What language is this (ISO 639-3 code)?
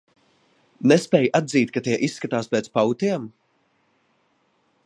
lav